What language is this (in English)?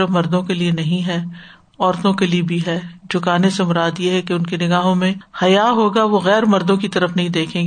Urdu